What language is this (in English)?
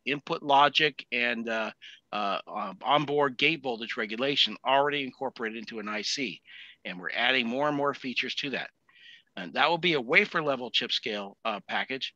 English